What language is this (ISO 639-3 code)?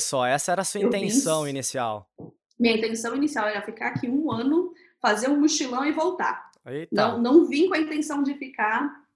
por